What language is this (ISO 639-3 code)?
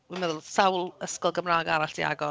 cym